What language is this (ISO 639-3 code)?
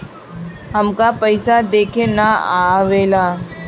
bho